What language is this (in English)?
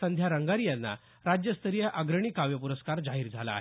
Marathi